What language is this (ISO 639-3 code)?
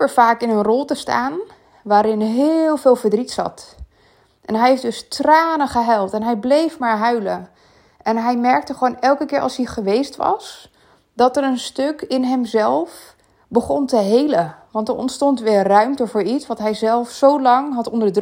nld